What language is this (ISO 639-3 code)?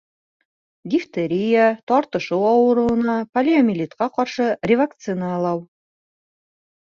bak